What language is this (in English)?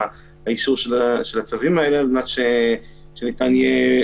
Hebrew